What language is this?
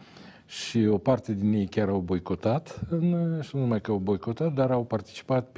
Romanian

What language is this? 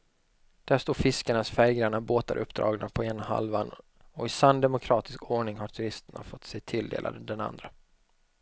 Swedish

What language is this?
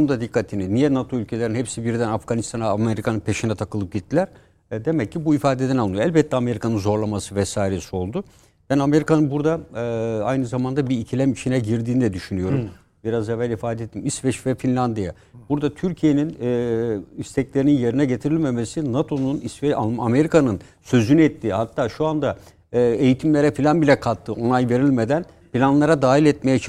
Turkish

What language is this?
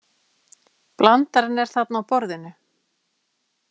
Icelandic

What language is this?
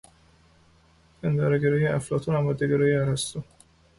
Persian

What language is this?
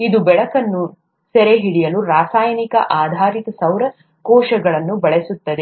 Kannada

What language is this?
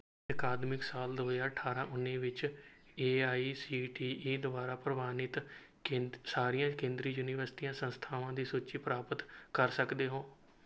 Punjabi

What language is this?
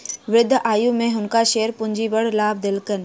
Maithili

